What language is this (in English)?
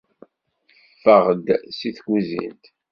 Kabyle